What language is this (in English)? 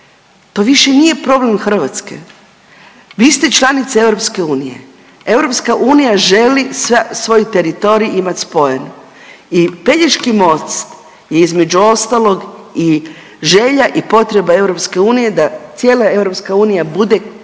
Croatian